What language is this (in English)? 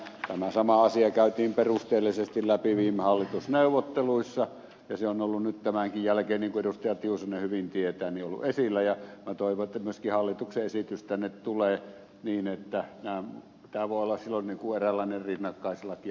Finnish